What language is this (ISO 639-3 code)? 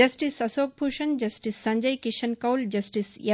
tel